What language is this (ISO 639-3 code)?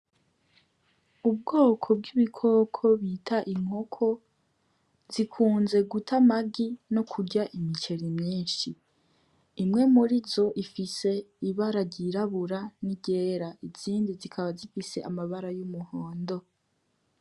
run